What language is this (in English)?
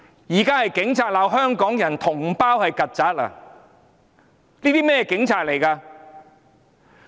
Cantonese